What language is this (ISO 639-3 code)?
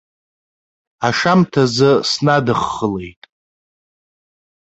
abk